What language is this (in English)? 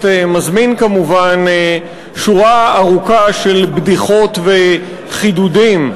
Hebrew